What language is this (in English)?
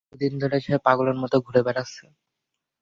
Bangla